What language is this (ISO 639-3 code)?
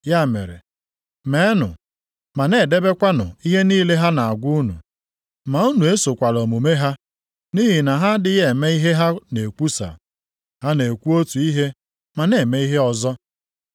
ibo